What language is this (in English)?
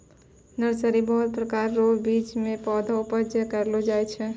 Maithili